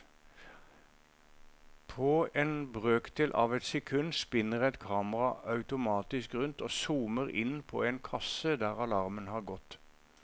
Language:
Norwegian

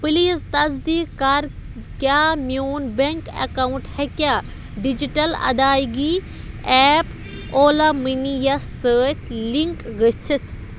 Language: Kashmiri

